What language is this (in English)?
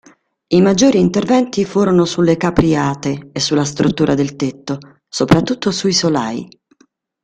Italian